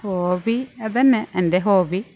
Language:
Malayalam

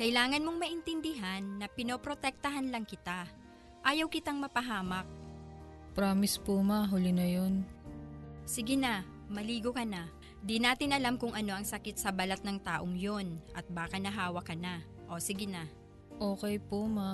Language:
Filipino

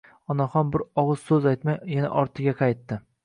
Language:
Uzbek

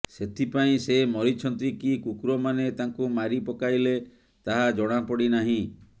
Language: Odia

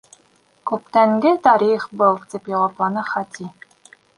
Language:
Bashkir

